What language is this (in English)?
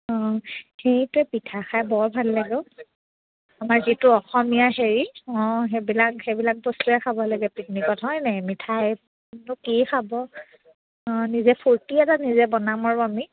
Assamese